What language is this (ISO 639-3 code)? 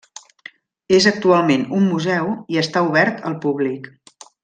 cat